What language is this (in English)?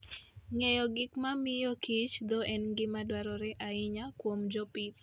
Luo (Kenya and Tanzania)